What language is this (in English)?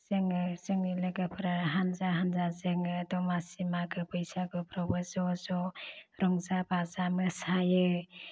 Bodo